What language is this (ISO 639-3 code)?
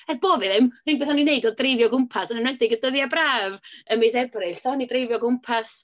cym